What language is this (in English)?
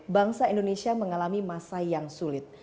Indonesian